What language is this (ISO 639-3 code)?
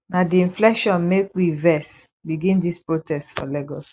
pcm